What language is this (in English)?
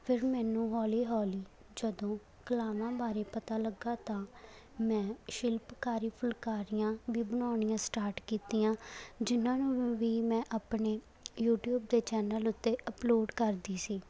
Punjabi